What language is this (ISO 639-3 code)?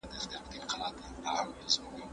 pus